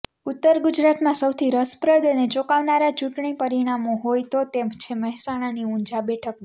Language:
Gujarati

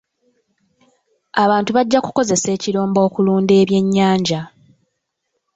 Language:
Ganda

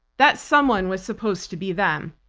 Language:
English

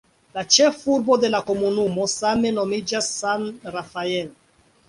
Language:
Esperanto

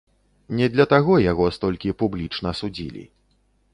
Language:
Belarusian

